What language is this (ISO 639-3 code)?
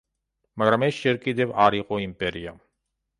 kat